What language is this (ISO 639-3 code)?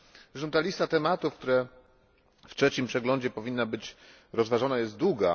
pol